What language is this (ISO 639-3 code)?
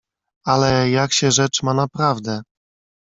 pol